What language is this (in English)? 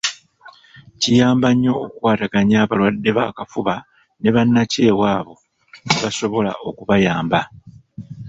Ganda